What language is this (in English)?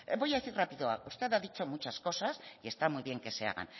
Spanish